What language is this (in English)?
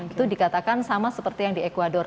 Indonesian